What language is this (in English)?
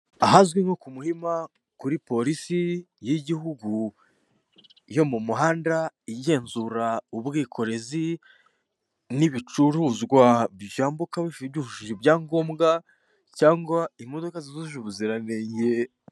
Kinyarwanda